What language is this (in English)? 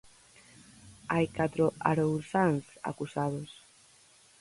Galician